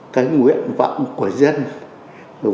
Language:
Vietnamese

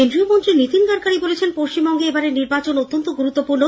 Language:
Bangla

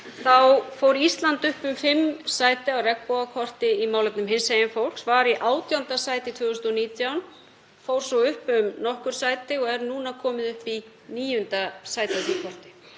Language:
Icelandic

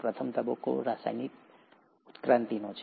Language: Gujarati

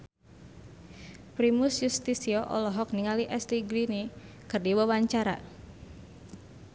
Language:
Sundanese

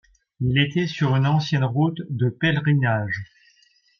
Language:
French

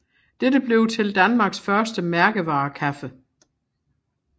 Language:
Danish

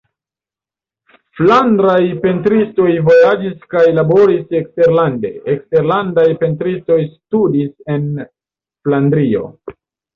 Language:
Esperanto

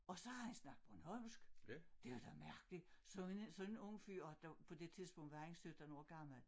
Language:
Danish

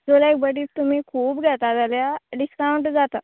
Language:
Konkani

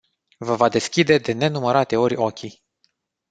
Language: Romanian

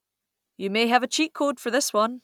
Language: English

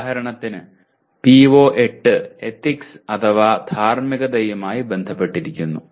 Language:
Malayalam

